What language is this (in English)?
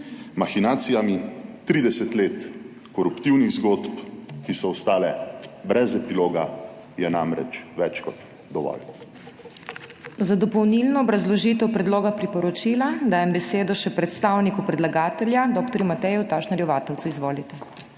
Slovenian